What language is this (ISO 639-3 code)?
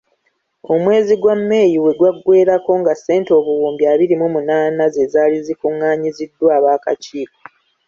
lug